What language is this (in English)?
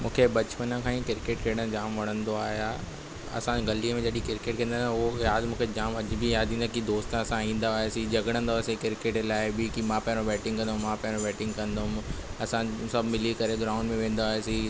Sindhi